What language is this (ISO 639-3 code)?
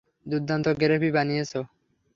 ben